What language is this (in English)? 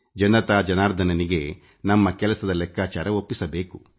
Kannada